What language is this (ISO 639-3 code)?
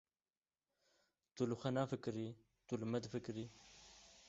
kur